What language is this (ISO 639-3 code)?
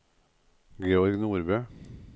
nor